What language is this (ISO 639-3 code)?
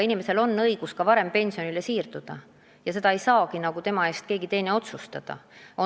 est